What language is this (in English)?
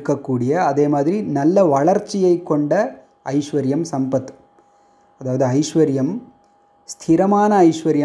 Tamil